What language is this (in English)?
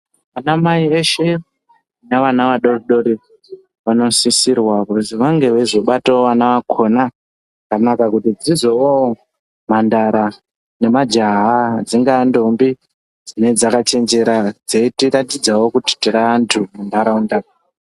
Ndau